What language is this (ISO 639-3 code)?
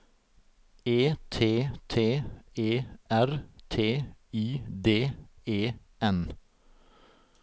nor